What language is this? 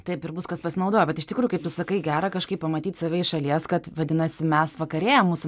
Lithuanian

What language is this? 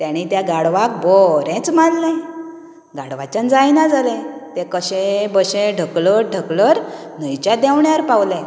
Konkani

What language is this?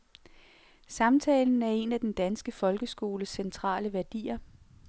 Danish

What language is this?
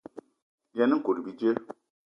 Eton (Cameroon)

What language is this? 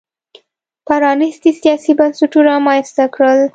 Pashto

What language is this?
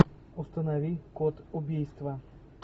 Russian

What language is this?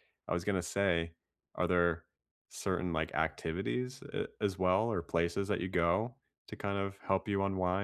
English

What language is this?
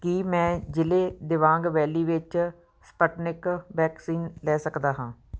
Punjabi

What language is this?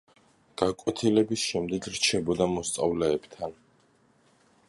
Georgian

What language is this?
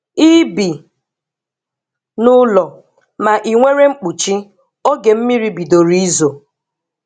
Igbo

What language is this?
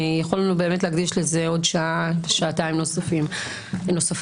Hebrew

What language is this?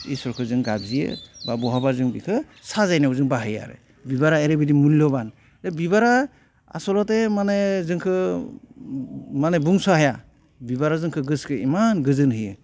Bodo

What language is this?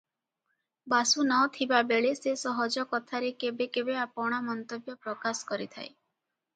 Odia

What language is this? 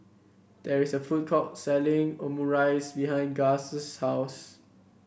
English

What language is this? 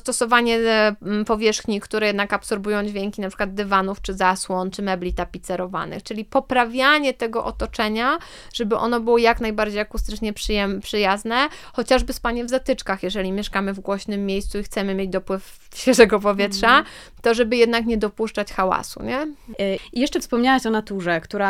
Polish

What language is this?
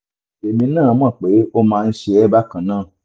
Yoruba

